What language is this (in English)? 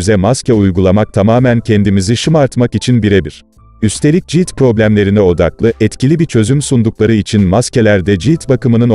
Turkish